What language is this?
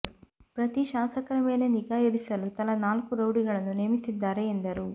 Kannada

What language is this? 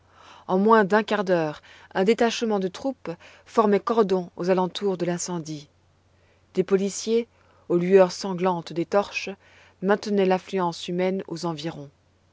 French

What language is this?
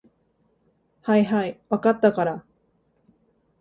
Japanese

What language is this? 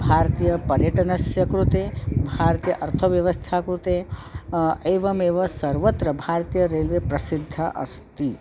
Sanskrit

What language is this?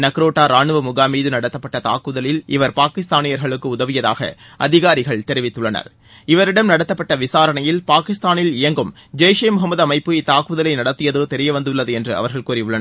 Tamil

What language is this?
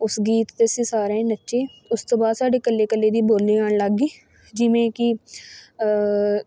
Punjabi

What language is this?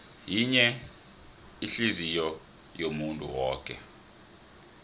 South Ndebele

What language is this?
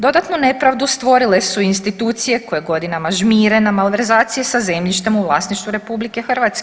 Croatian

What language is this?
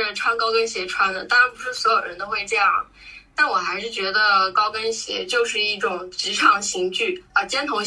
Chinese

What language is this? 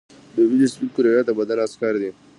Pashto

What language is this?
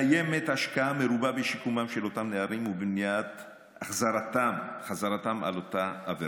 Hebrew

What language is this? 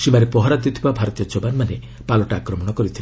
Odia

